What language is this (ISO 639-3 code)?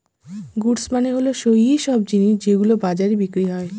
ben